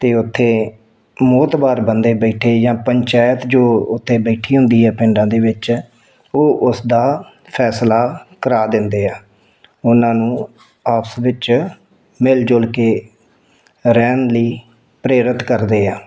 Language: Punjabi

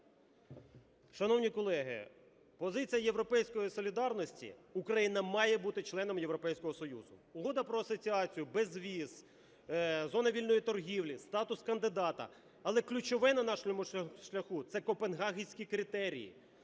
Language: Ukrainian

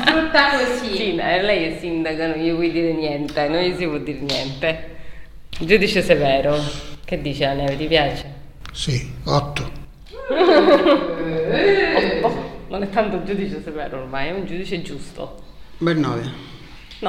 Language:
Italian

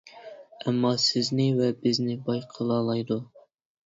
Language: Uyghur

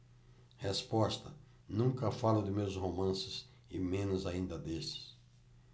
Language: Portuguese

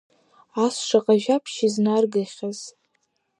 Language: Abkhazian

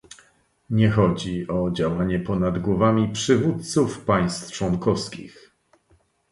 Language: Polish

